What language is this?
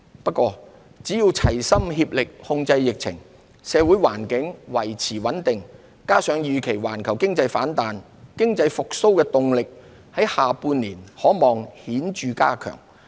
Cantonese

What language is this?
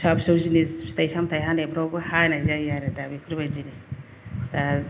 Bodo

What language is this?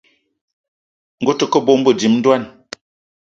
Eton (Cameroon)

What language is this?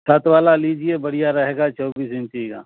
Urdu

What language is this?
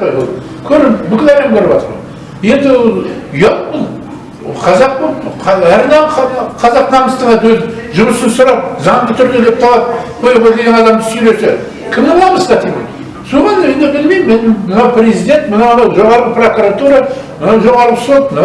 Turkish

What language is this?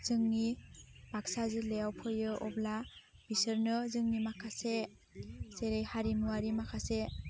Bodo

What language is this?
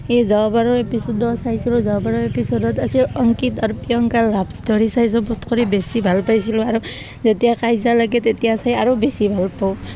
Assamese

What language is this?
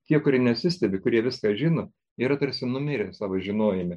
Lithuanian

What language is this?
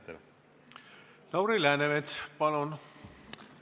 Estonian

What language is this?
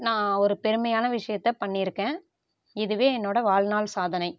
Tamil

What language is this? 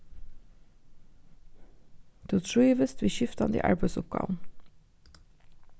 Faroese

